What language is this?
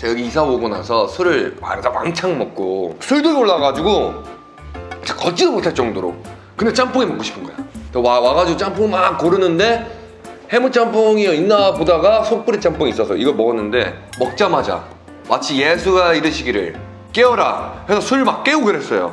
Korean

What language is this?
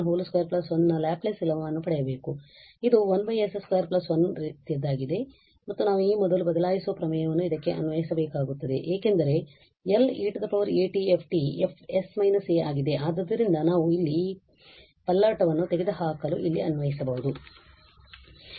Kannada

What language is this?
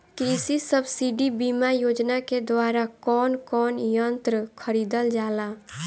Bhojpuri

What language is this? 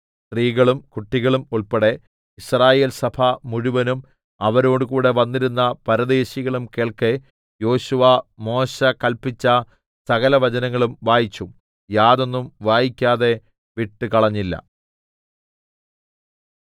Malayalam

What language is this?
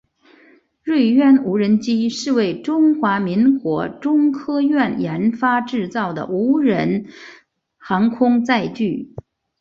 Chinese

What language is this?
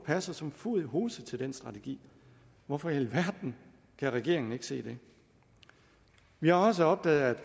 Danish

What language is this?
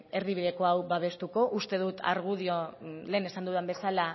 Basque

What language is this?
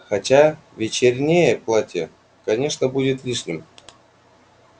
Russian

